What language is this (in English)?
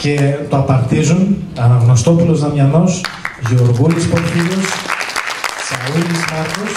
Greek